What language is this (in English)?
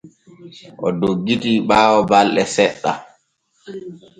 Borgu Fulfulde